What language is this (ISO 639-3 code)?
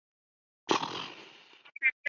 zho